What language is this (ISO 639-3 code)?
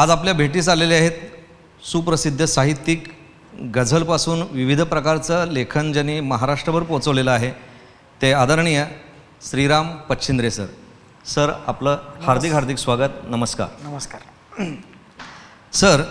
mar